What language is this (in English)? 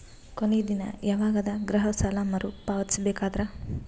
Kannada